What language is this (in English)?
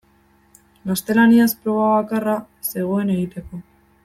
Basque